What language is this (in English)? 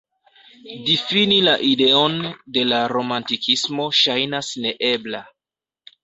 Esperanto